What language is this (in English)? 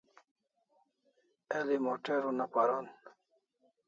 Kalasha